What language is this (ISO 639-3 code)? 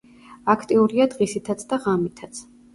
kat